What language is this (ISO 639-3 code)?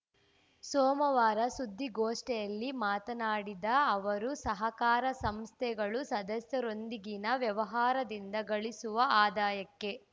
kan